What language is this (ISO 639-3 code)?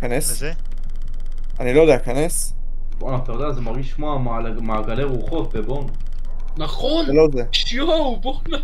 heb